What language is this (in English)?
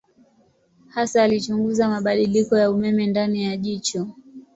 Swahili